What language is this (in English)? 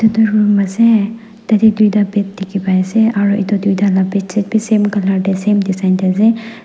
Naga Pidgin